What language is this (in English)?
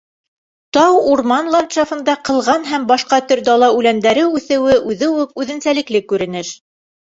Bashkir